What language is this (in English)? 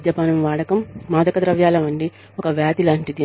Telugu